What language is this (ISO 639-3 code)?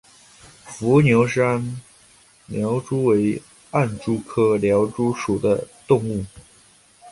zho